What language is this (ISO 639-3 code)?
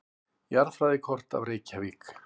isl